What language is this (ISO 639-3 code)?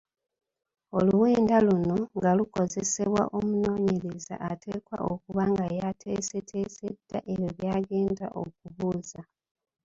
lug